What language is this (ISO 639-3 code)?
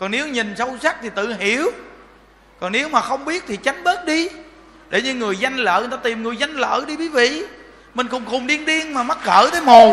vie